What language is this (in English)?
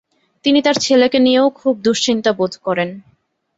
Bangla